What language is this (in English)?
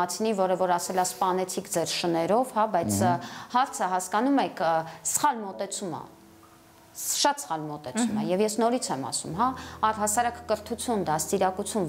Romanian